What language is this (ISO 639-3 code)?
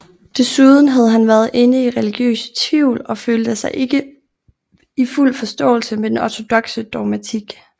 dan